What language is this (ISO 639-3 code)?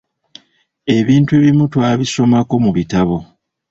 lug